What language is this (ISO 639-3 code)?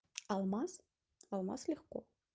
rus